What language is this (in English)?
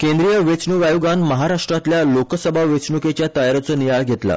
Konkani